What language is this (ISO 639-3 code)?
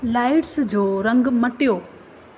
snd